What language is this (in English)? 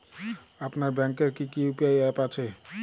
Bangla